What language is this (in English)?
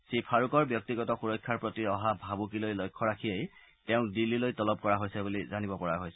Assamese